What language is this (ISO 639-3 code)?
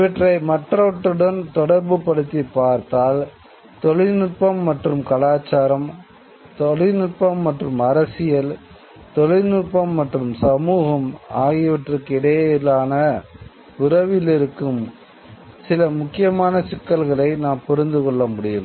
tam